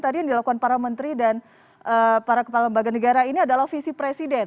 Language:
Indonesian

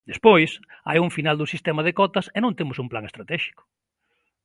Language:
Galician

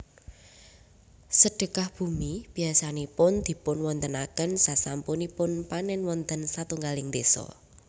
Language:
Javanese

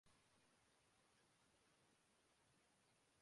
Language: Urdu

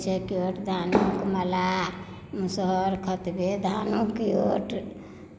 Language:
Maithili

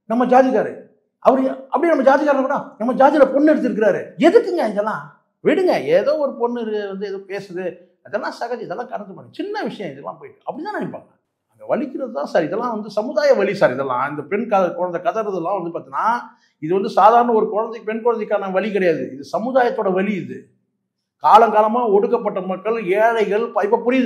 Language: Tamil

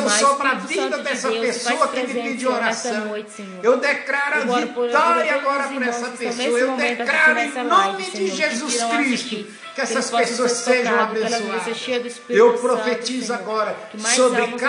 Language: Portuguese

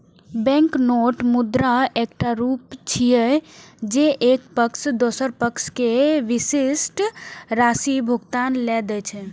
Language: Maithili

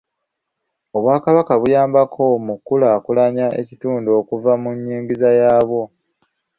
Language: Ganda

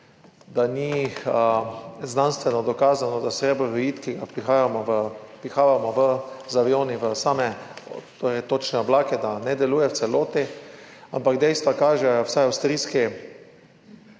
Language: Slovenian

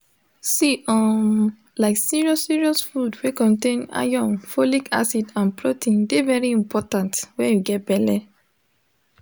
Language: Nigerian Pidgin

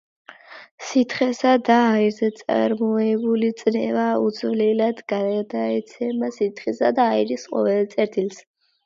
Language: Georgian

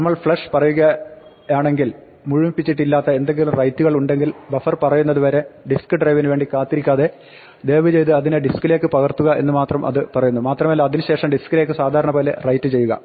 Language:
Malayalam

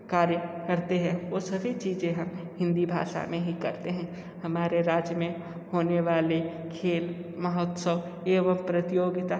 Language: Hindi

